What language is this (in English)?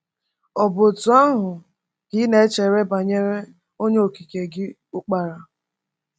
Igbo